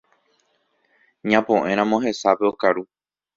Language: Guarani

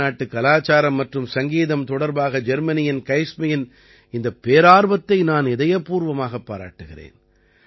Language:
Tamil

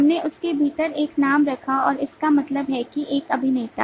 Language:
Hindi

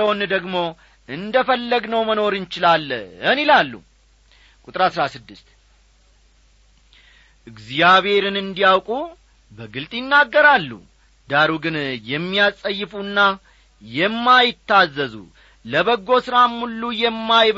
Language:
Amharic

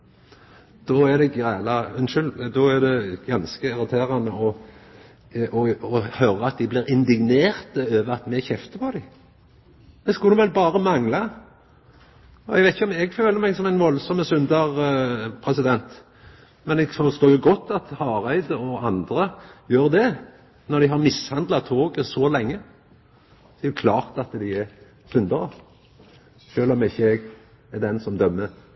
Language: Norwegian Nynorsk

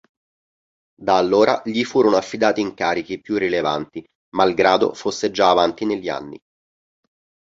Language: Italian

